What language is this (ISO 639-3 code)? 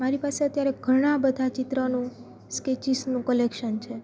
guj